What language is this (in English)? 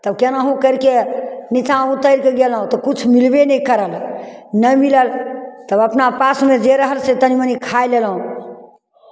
Maithili